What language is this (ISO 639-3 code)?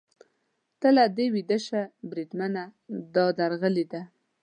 pus